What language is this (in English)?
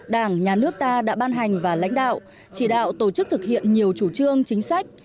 Vietnamese